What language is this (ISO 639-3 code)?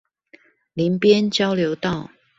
zho